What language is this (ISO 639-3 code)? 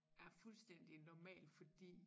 dan